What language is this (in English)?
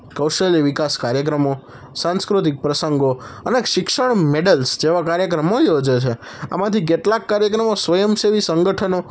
Gujarati